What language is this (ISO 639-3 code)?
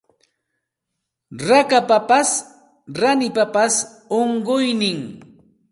qxt